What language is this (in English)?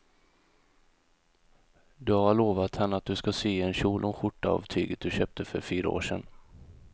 Swedish